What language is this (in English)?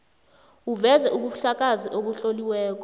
South Ndebele